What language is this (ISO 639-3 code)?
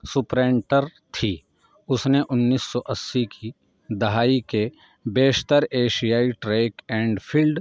urd